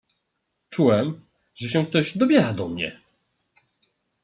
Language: Polish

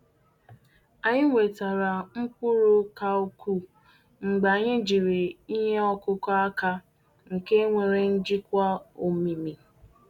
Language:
Igbo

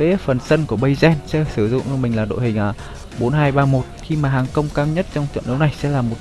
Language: Vietnamese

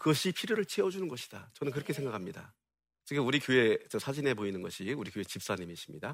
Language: Korean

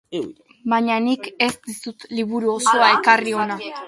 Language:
Basque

